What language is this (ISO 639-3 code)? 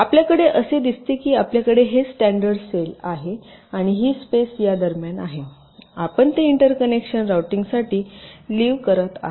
mar